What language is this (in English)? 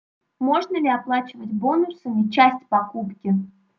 Russian